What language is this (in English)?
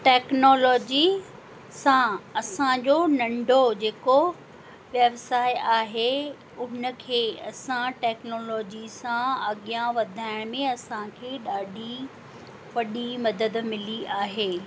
Sindhi